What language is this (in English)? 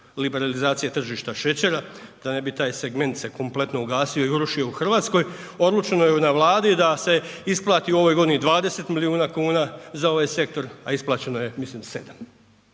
Croatian